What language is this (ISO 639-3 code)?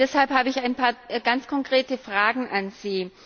deu